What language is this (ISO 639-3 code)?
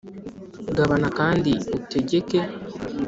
kin